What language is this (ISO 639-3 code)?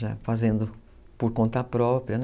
por